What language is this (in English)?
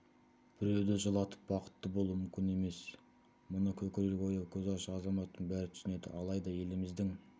Kazakh